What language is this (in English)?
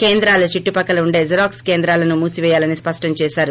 Telugu